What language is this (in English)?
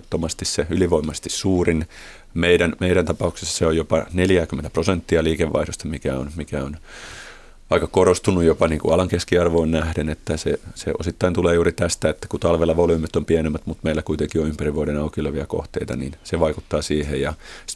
Finnish